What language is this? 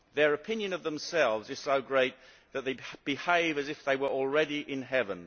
English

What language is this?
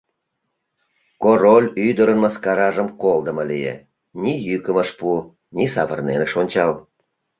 Mari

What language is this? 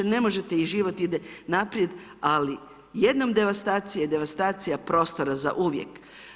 Croatian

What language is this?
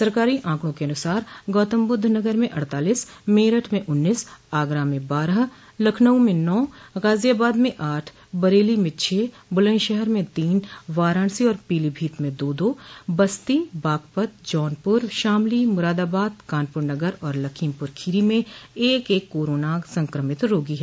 Hindi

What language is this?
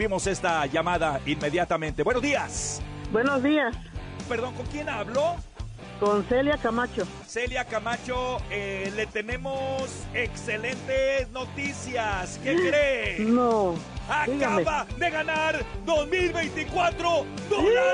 Spanish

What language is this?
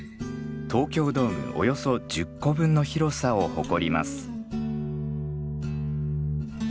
Japanese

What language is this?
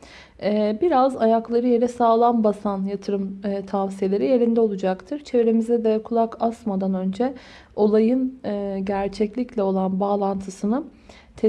Turkish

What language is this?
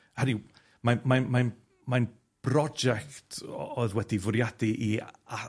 Welsh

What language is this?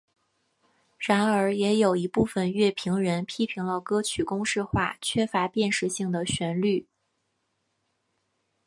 Chinese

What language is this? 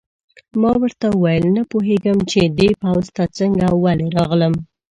Pashto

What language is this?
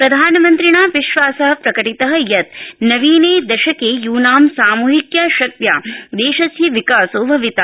Sanskrit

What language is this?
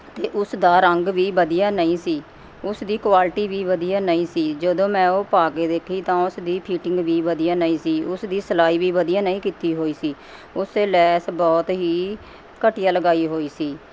Punjabi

